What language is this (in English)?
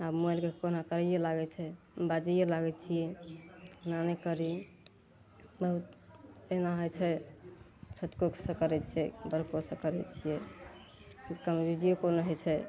Maithili